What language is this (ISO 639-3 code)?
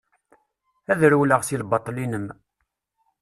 kab